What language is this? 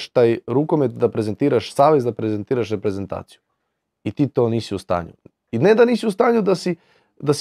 Croatian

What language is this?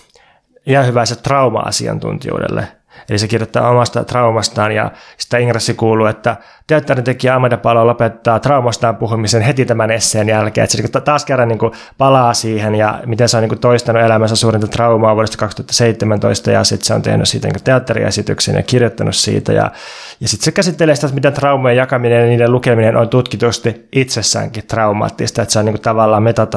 Finnish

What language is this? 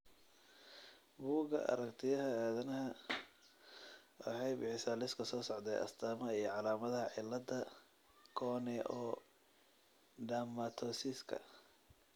Somali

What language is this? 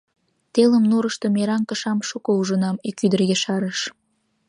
Mari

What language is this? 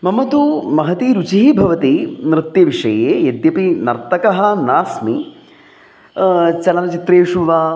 Sanskrit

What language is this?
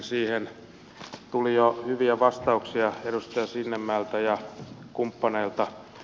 Finnish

